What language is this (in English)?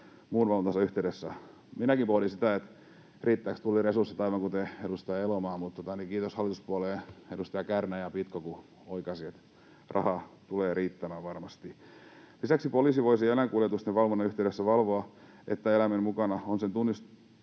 Finnish